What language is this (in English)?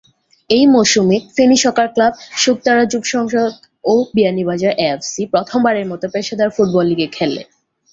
Bangla